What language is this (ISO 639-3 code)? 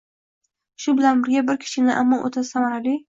uzb